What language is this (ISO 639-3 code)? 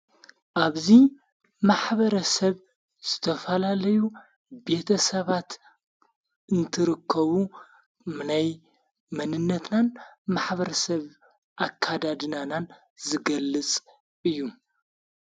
tir